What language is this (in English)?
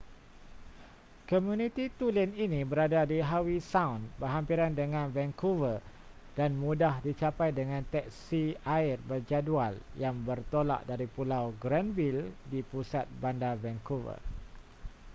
Malay